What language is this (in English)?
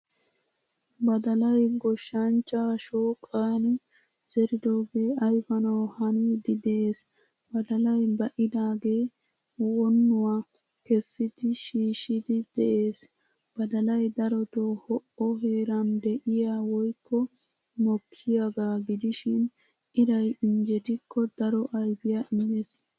Wolaytta